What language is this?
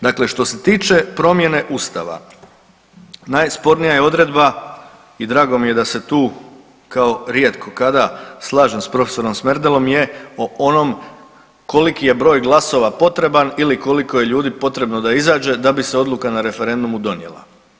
Croatian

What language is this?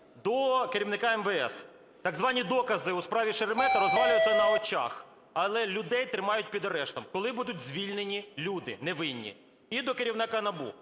Ukrainian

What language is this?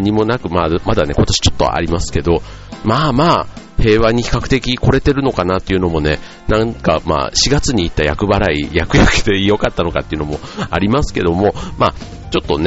Japanese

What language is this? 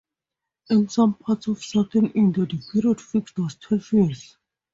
English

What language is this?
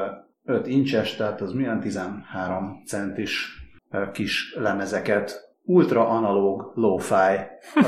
Hungarian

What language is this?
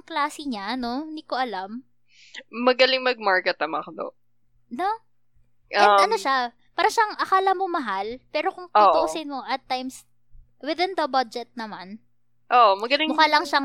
Filipino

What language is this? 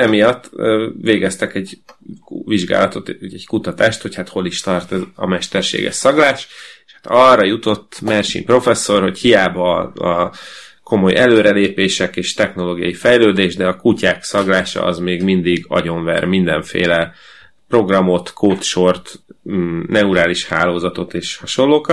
Hungarian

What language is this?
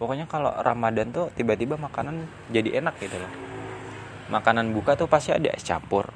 Indonesian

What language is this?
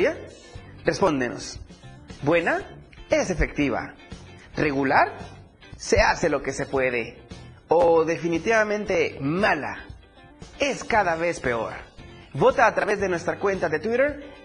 Spanish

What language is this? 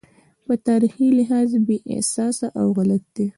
Pashto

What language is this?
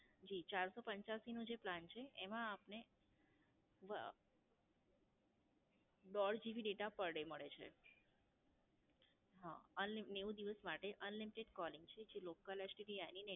Gujarati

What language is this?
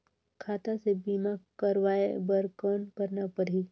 Chhattisgarhi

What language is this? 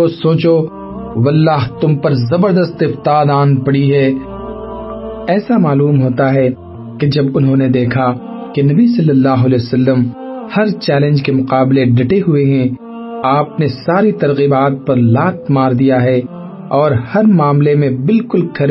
Urdu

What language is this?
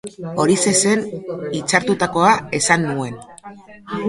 Basque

